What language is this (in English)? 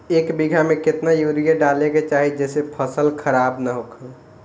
Bhojpuri